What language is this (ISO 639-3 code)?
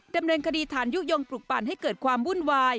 tha